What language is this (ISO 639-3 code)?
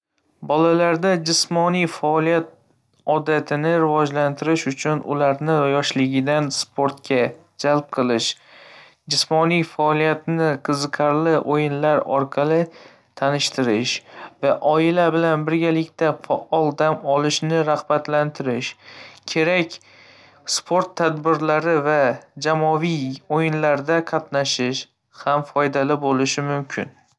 uzb